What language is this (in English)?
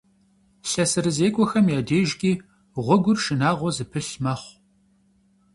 Kabardian